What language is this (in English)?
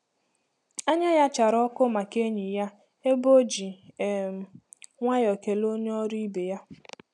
Igbo